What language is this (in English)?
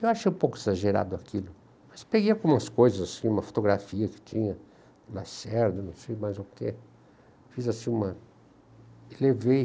Portuguese